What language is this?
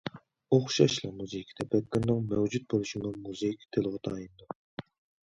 Uyghur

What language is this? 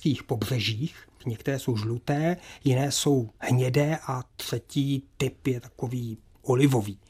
Czech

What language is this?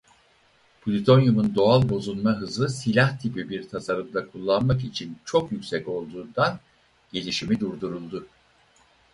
Turkish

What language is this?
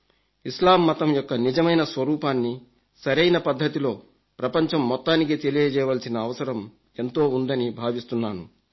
Telugu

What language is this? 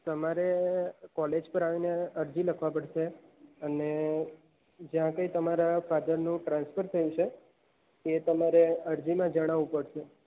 Gujarati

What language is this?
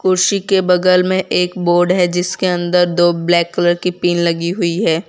Hindi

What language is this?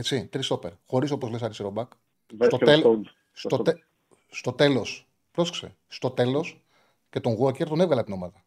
Greek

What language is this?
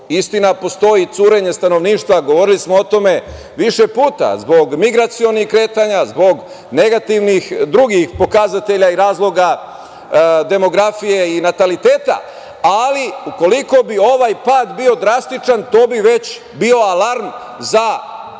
Serbian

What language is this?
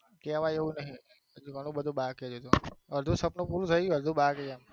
Gujarati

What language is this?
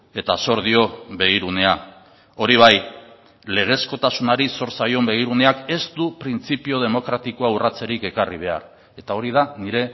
Basque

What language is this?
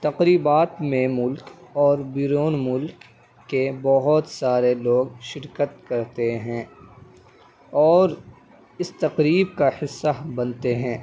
Urdu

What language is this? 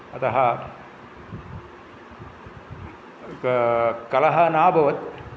Sanskrit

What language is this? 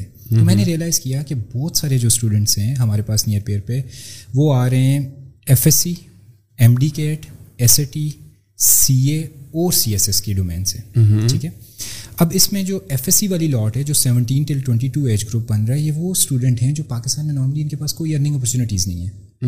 Urdu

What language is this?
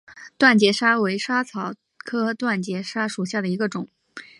Chinese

